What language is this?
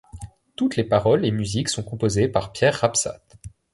French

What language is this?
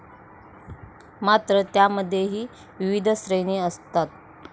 Marathi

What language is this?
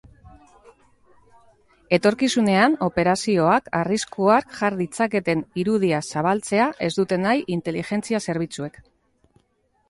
Basque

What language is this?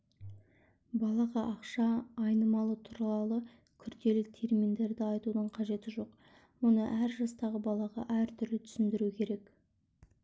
Kazakh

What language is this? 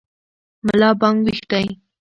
Pashto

